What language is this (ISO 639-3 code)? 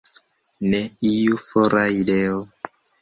epo